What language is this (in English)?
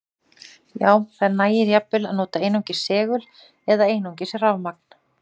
Icelandic